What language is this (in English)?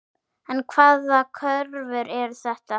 Icelandic